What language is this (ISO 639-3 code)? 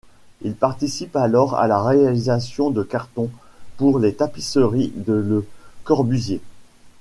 fra